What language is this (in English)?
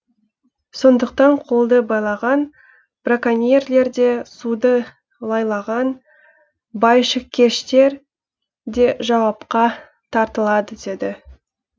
Kazakh